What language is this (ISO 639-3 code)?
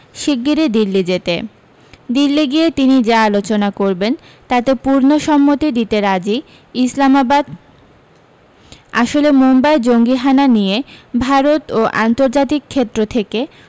ben